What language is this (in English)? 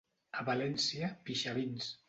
Catalan